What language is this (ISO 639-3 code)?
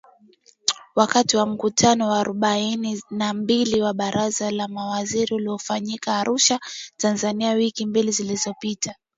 swa